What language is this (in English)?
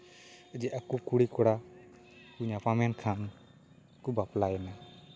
Santali